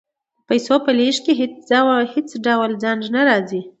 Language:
Pashto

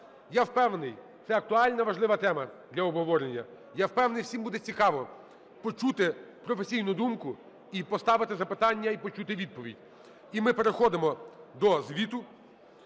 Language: Ukrainian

